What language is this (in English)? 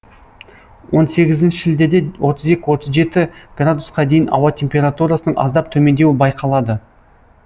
Kazakh